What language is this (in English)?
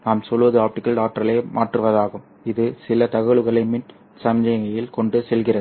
Tamil